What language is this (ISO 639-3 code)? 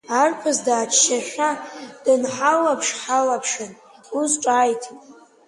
abk